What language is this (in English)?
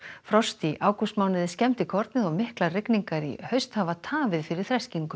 Icelandic